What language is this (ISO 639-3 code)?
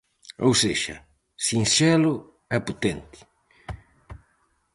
glg